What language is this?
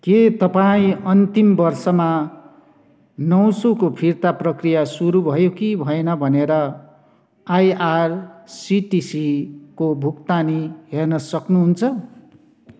Nepali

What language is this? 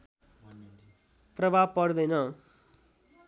Nepali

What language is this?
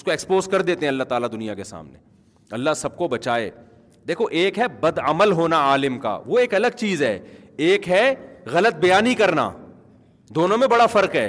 Urdu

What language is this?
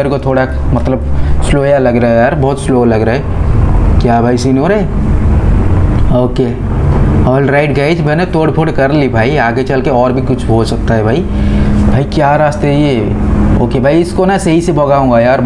Hindi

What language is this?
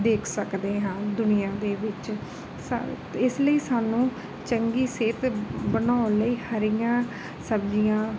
Punjabi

